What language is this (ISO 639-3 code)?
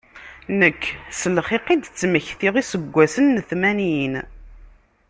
kab